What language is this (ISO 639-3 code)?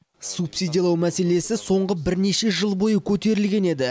kaz